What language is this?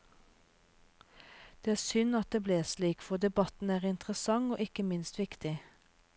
Norwegian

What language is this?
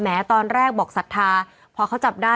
Thai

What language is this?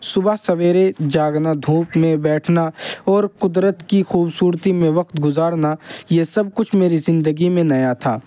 Urdu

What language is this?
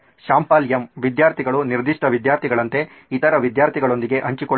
Kannada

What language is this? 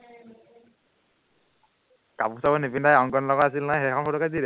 Assamese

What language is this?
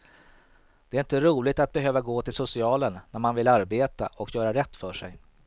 Swedish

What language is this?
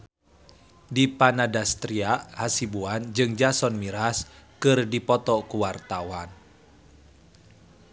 Sundanese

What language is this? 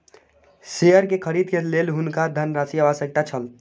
Maithili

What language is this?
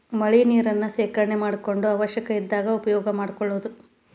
Kannada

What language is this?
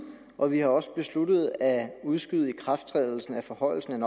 Danish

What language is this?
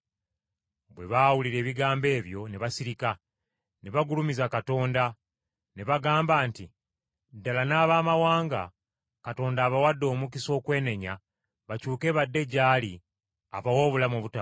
Ganda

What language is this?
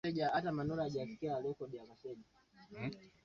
Swahili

